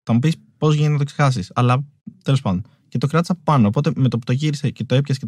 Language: Greek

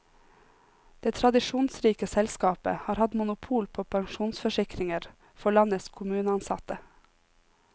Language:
Norwegian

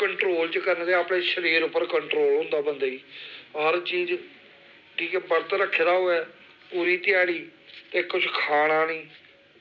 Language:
Dogri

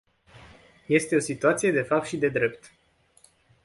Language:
Romanian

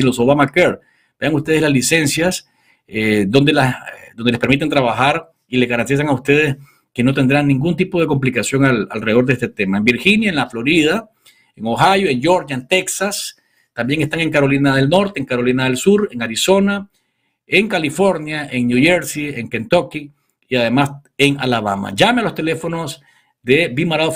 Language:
Spanish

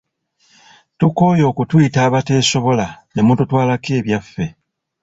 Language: Ganda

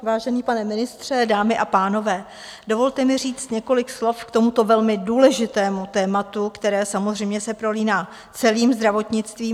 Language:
Czech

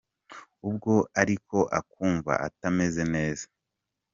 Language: Kinyarwanda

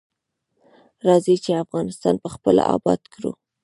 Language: Pashto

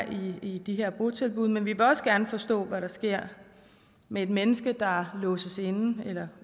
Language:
Danish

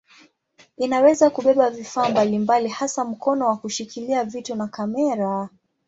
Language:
Swahili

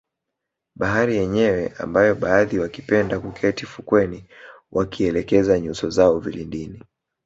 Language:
Swahili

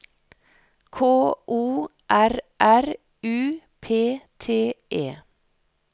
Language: Norwegian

